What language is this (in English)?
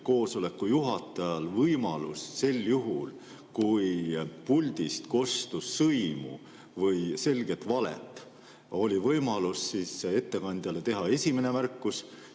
Estonian